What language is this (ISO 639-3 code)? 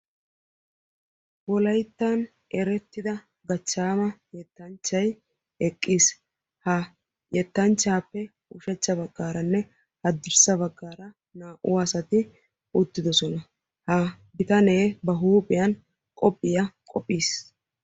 wal